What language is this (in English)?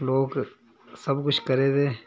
Dogri